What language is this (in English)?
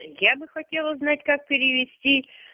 Russian